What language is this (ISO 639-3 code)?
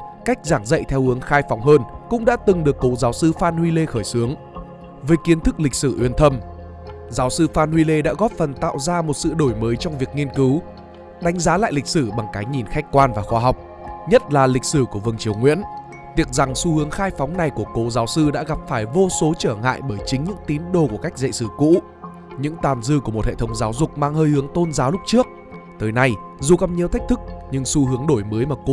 vie